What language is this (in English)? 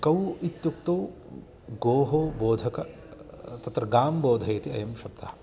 Sanskrit